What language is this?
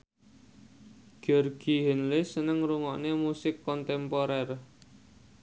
Javanese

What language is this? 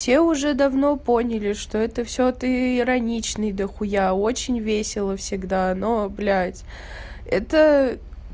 Russian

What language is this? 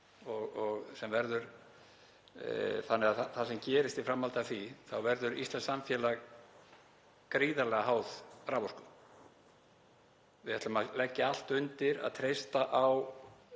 Icelandic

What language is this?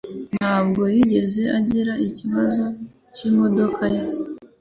Kinyarwanda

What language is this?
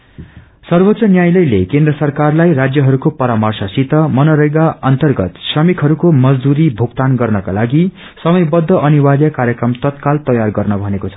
Nepali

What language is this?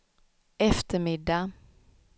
Swedish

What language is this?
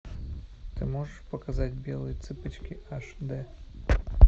Russian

